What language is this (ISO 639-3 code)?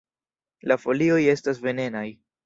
epo